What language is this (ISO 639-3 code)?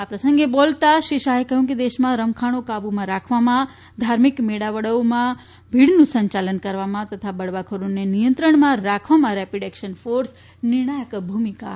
guj